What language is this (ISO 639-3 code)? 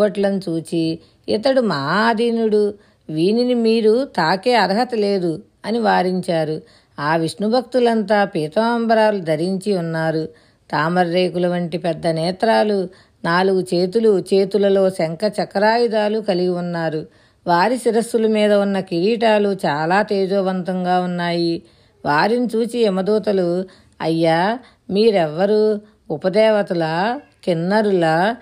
tel